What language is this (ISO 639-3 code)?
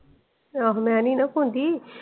pan